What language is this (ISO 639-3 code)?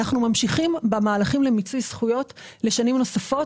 heb